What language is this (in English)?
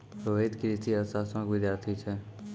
Maithili